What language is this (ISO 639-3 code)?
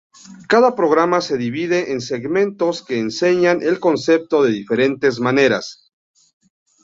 spa